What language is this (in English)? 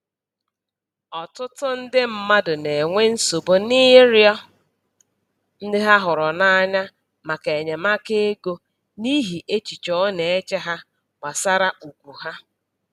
Igbo